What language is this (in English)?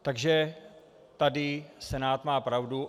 Czech